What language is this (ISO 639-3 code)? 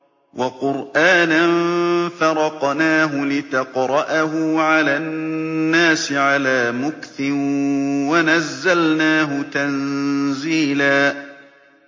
ara